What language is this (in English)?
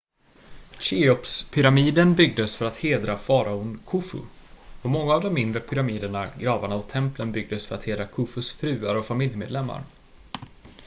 Swedish